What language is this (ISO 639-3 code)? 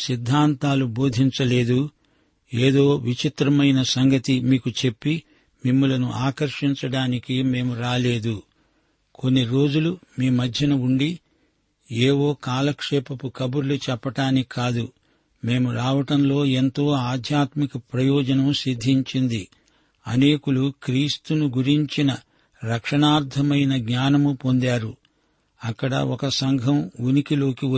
tel